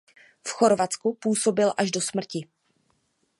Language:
Czech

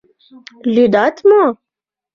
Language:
Mari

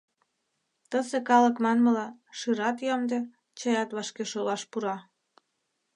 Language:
Mari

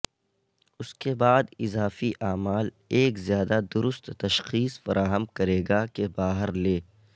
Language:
Urdu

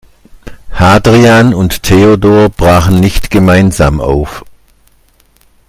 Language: German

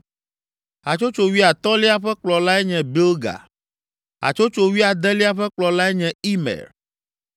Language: Ewe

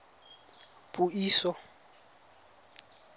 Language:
Tswana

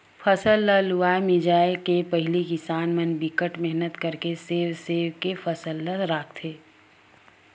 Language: Chhattisgarhi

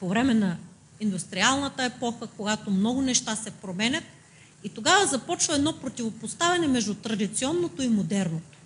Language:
Bulgarian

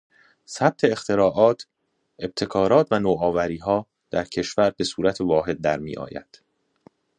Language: Persian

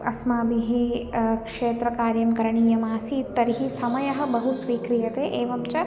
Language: Sanskrit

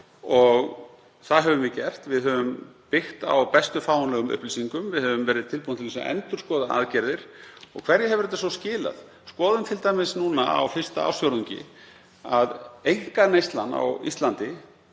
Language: Icelandic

